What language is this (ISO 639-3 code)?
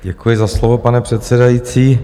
ces